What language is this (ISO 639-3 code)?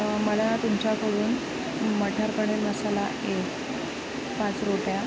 mar